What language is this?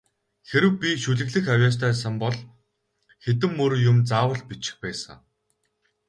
Mongolian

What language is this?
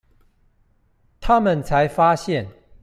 Chinese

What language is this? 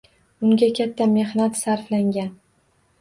Uzbek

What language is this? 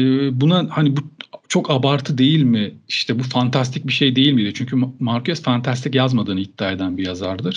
Turkish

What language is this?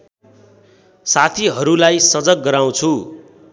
Nepali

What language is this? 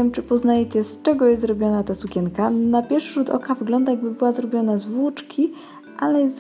Polish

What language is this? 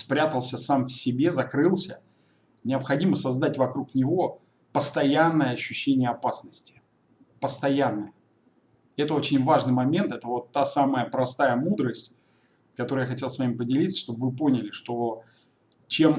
Russian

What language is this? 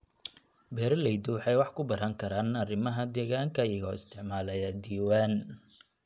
Somali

